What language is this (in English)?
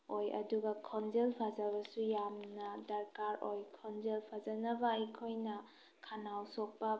Manipuri